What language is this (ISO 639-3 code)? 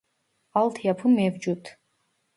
tur